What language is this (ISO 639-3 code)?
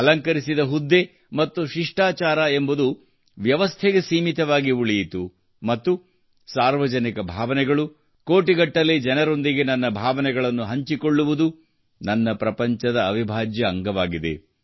kan